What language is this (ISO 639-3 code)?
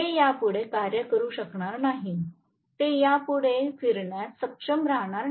mar